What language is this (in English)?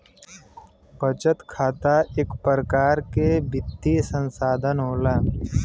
Bhojpuri